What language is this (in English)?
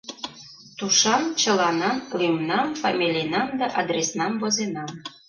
Mari